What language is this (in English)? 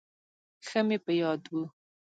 Pashto